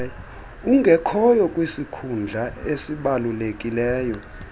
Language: Xhosa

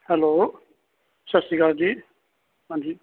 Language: Punjabi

